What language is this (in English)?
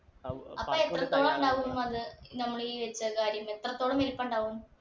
Malayalam